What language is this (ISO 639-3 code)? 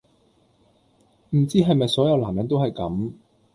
yue